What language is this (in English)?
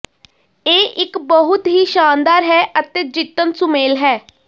Punjabi